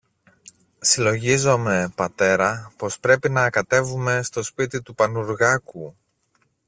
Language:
Greek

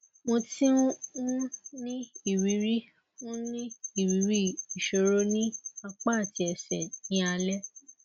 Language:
Yoruba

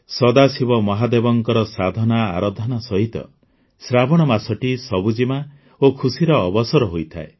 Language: Odia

